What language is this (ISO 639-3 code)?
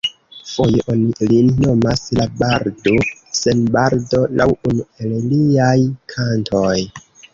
epo